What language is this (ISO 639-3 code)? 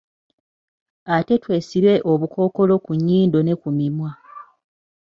lug